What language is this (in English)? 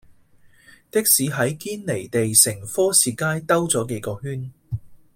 Cantonese